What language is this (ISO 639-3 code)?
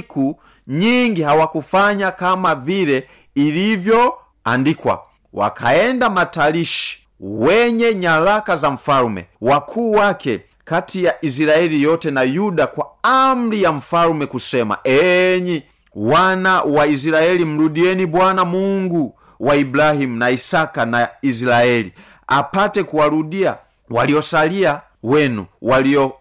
swa